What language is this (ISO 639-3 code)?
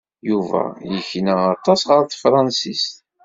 kab